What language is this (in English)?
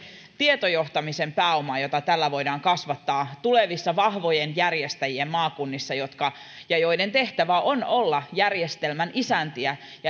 Finnish